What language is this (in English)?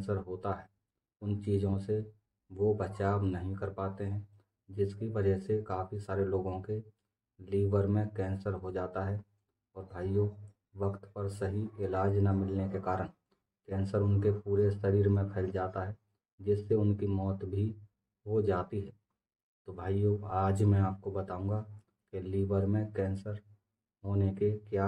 Hindi